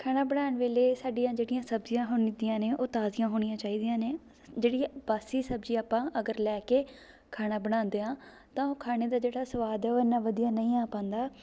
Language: Punjabi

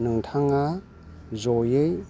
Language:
Bodo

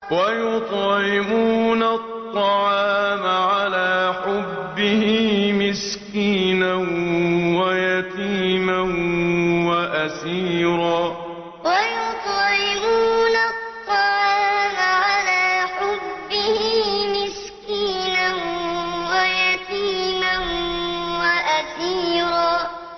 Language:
Arabic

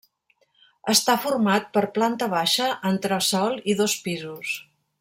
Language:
Catalan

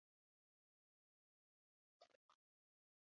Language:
Uzbek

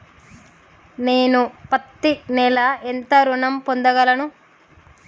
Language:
Telugu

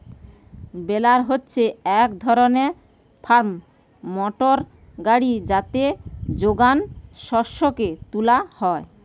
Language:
Bangla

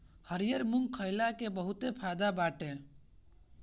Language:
Bhojpuri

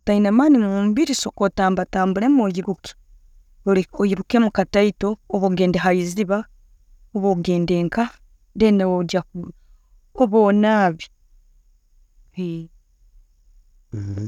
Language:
Tooro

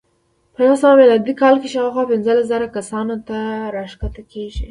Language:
Pashto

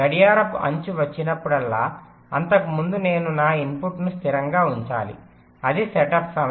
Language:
Telugu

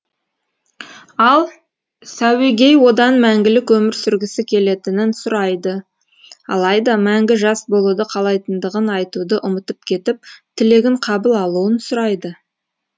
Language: Kazakh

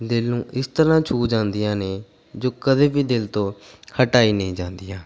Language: Punjabi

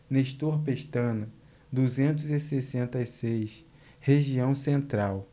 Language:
Portuguese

